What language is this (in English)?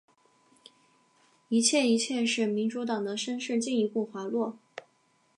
Chinese